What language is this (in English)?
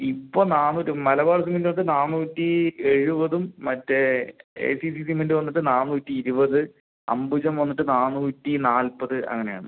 Malayalam